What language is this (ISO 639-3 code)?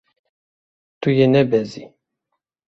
kur